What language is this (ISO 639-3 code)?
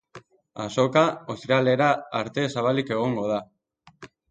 eus